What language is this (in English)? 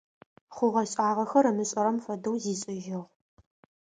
Adyghe